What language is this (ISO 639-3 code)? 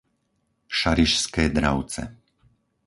slk